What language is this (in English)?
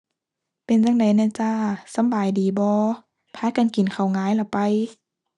Thai